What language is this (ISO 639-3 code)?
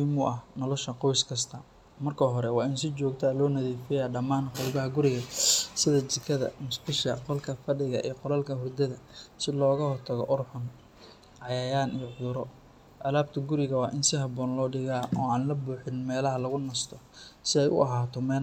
som